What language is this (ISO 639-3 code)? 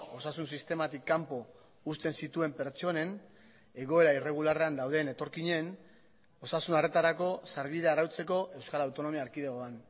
eus